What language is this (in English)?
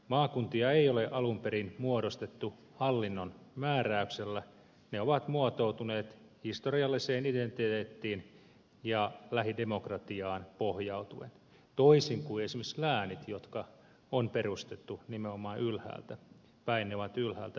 Finnish